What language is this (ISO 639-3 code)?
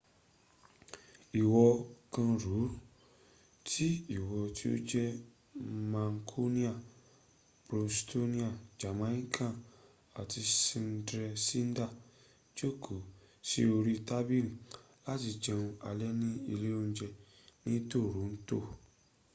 yor